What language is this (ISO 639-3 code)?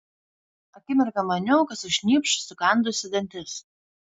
lit